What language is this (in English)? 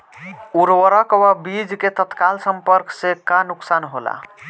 Bhojpuri